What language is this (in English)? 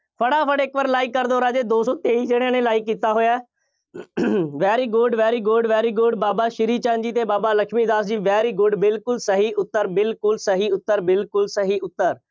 Punjabi